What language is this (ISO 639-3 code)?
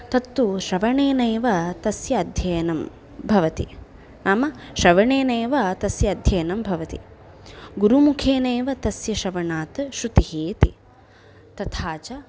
san